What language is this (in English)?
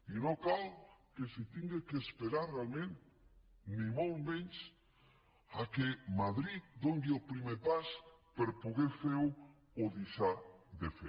Catalan